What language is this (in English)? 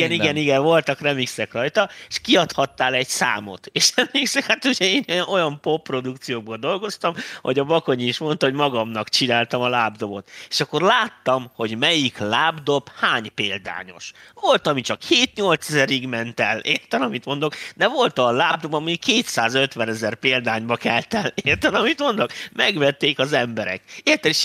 Hungarian